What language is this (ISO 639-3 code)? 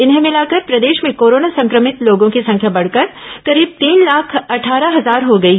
hin